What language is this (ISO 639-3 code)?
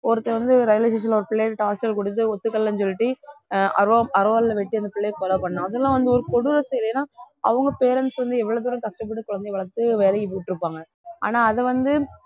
tam